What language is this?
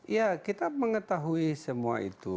Indonesian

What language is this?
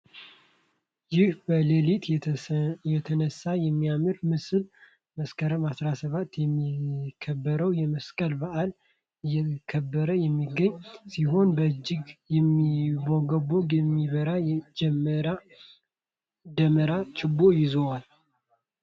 Amharic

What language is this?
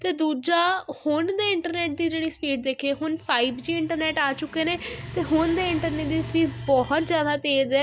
Punjabi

